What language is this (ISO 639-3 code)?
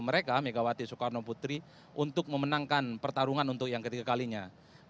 ind